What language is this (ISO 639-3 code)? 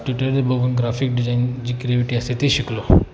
mar